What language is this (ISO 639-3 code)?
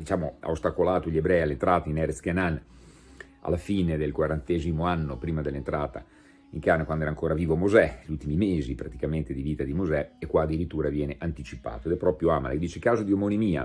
ita